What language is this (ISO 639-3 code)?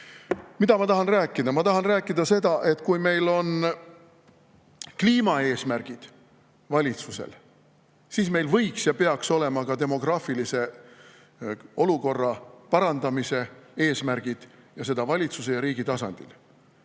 est